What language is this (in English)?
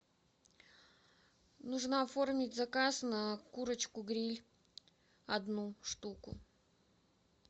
Russian